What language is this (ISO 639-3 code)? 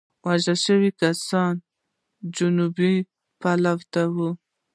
pus